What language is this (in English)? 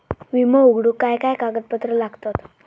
Marathi